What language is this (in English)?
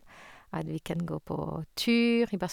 Norwegian